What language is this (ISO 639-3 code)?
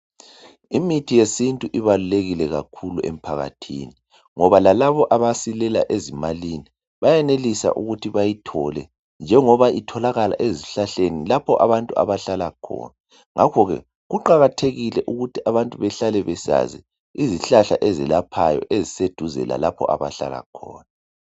nde